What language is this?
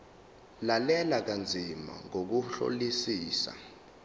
Zulu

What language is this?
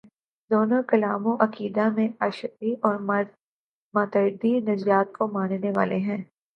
Urdu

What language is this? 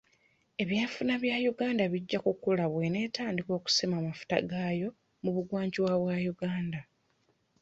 Ganda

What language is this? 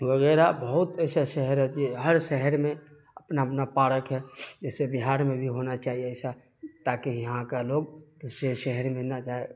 Urdu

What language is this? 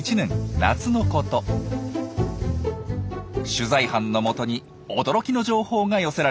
Japanese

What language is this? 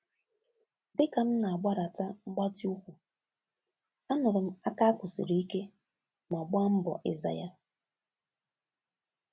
Igbo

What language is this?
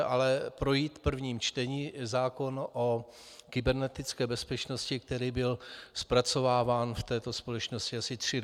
Czech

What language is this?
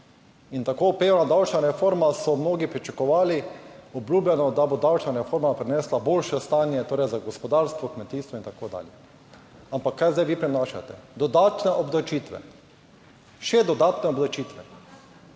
Slovenian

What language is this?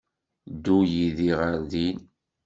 Kabyle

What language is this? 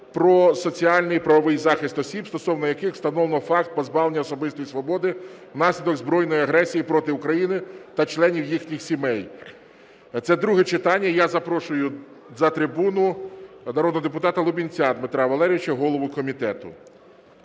Ukrainian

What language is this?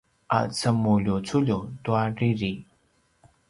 Paiwan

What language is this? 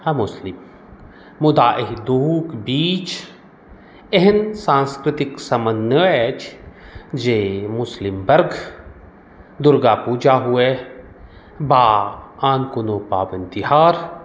Maithili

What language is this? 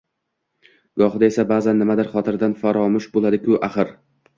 Uzbek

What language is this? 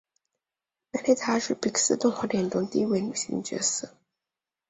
Chinese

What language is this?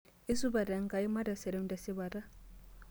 Masai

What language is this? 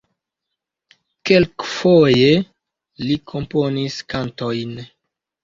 Esperanto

